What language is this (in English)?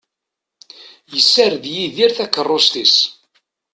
Kabyle